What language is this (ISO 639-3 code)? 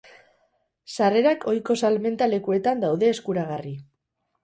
eus